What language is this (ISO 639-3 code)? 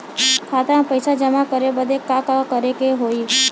bho